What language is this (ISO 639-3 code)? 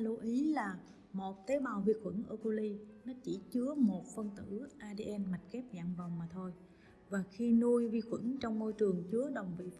vie